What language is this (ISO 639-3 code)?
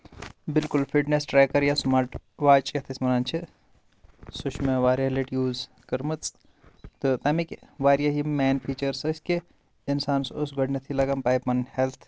kas